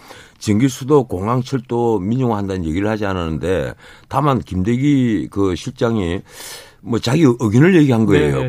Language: Korean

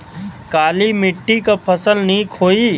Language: Bhojpuri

